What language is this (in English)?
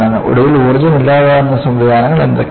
Malayalam